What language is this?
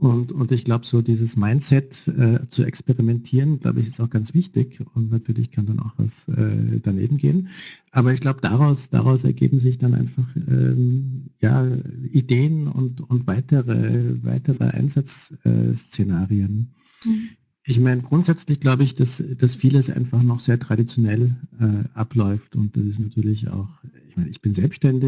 German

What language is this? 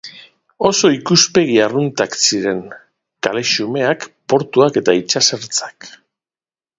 Basque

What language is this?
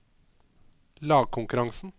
Norwegian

